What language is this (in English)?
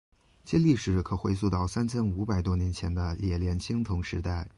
Chinese